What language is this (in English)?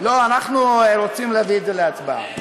Hebrew